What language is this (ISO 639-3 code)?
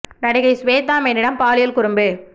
tam